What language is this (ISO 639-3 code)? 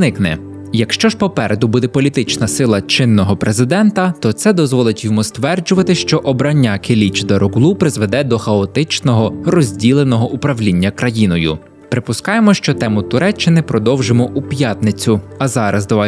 ukr